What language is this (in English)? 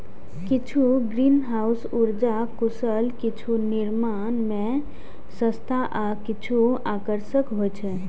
Maithili